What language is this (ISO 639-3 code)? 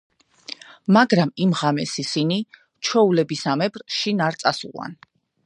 kat